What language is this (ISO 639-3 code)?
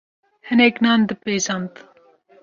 kur